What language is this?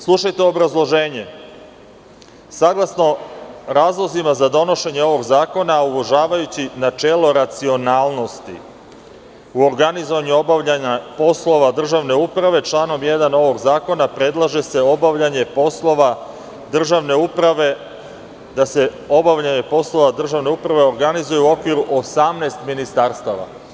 Serbian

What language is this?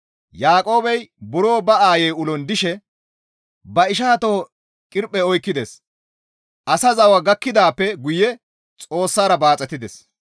Gamo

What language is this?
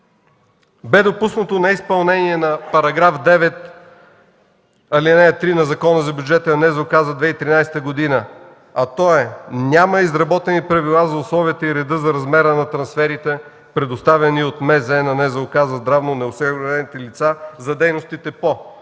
Bulgarian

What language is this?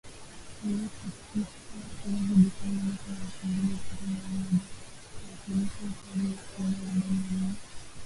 Swahili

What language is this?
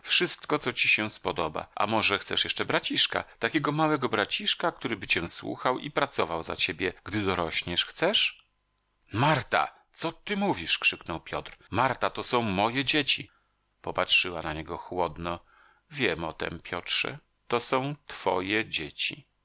Polish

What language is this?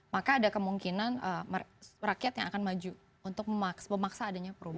Indonesian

